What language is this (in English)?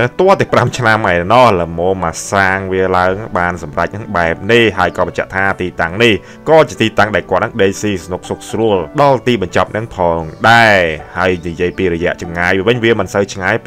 Thai